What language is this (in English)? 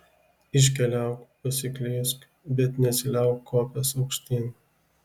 Lithuanian